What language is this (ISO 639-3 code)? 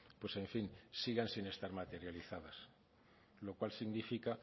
spa